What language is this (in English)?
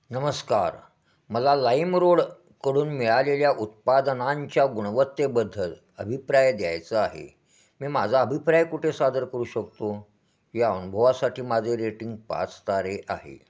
Marathi